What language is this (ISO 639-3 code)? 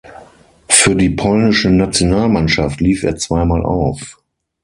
deu